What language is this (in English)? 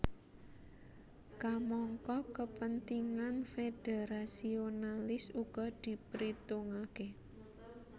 Javanese